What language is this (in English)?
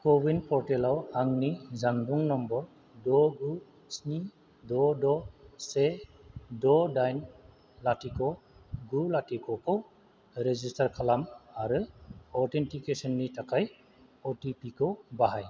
Bodo